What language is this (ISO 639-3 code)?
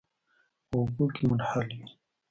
pus